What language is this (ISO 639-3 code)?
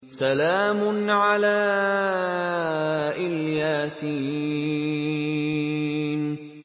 ara